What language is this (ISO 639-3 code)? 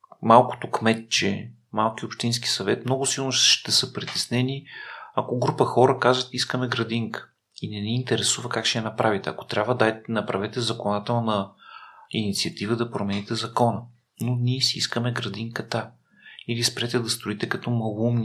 bul